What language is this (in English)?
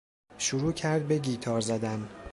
Persian